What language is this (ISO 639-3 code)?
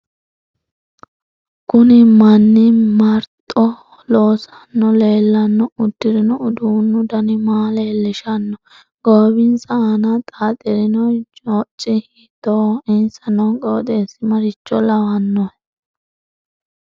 sid